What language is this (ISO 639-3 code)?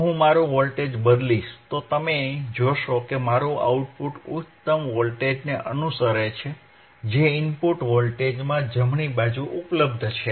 guj